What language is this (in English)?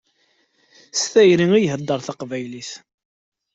Kabyle